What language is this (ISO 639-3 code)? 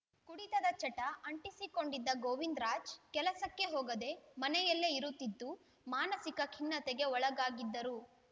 kan